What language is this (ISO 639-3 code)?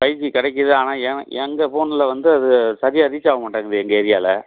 tam